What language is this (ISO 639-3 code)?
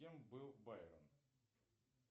rus